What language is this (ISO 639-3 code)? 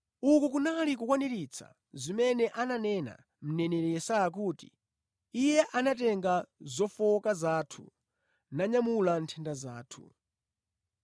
nya